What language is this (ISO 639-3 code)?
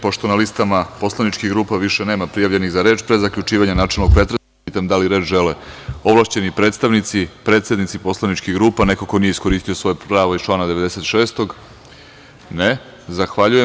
srp